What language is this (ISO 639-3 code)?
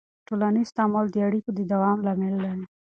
pus